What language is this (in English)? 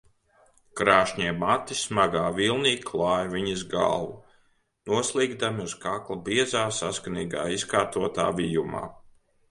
Latvian